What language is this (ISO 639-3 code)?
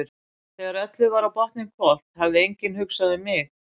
isl